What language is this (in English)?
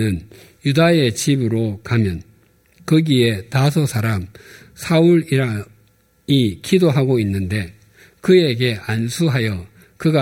Korean